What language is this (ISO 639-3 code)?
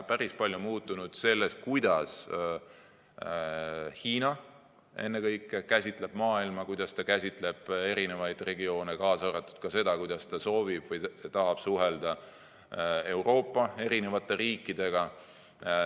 est